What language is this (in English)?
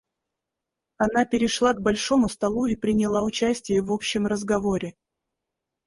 Russian